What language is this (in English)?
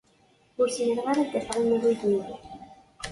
Kabyle